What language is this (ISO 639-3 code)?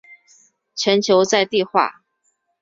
zho